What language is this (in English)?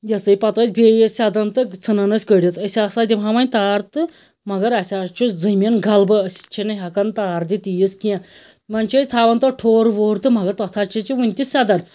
Kashmiri